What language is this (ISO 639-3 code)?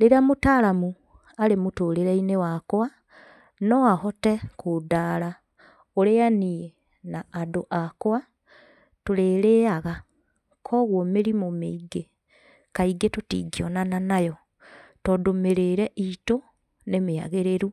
kik